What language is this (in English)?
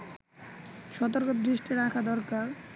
Bangla